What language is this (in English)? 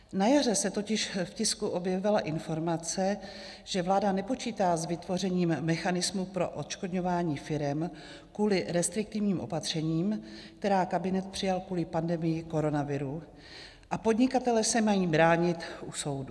Czech